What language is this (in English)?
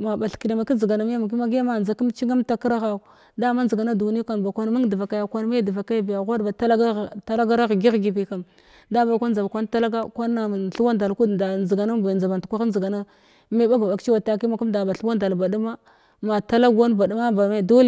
Glavda